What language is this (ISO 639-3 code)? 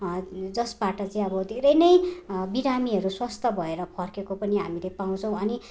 nep